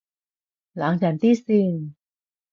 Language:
Cantonese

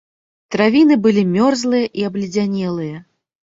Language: Belarusian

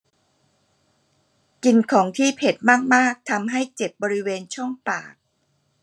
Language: Thai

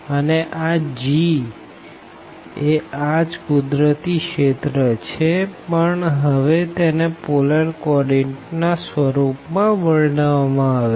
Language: Gujarati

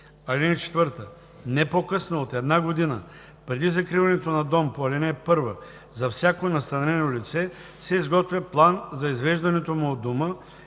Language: Bulgarian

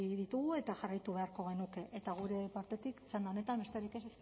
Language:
Basque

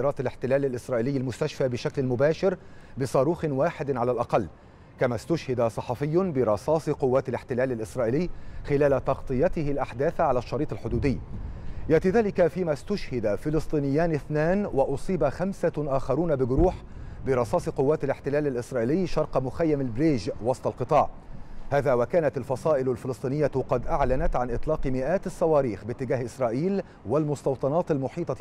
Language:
Arabic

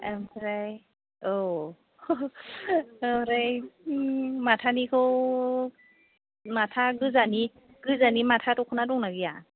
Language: Bodo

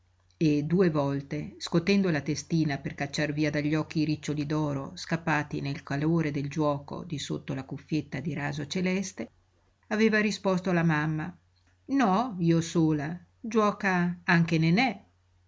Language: Italian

